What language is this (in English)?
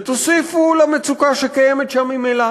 Hebrew